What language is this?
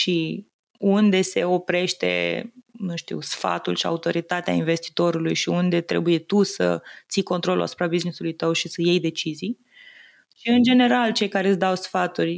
Romanian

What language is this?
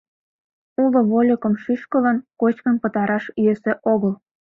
Mari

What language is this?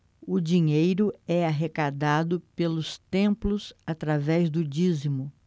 Portuguese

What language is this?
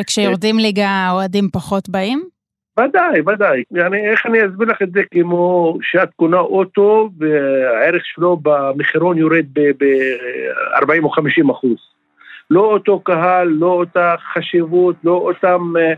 Hebrew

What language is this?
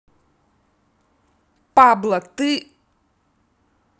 Russian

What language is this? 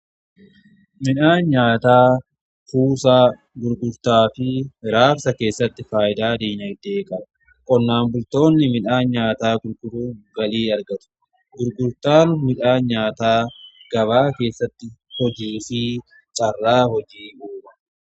Oromo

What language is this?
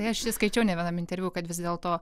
Lithuanian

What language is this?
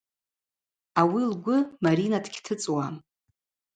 Abaza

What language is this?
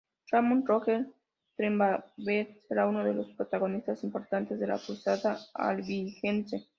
Spanish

